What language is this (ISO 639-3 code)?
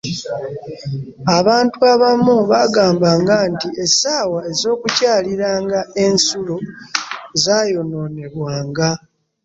lug